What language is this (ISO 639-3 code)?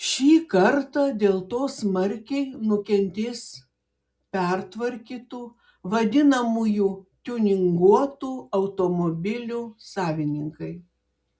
lit